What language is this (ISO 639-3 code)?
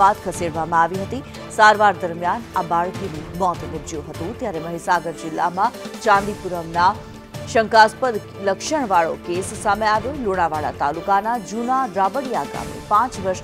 guj